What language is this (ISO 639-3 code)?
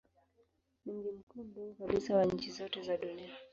swa